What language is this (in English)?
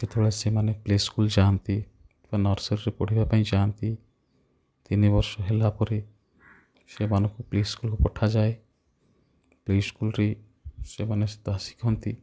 Odia